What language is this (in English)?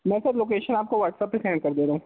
Urdu